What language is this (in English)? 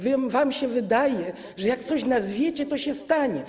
Polish